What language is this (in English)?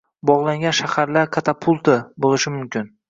Uzbek